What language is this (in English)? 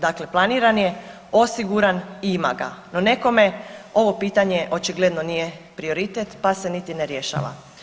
Croatian